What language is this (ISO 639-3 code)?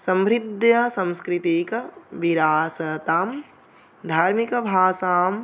san